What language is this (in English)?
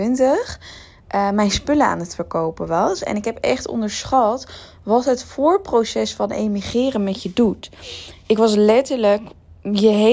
Dutch